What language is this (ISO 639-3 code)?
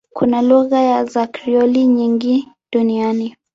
swa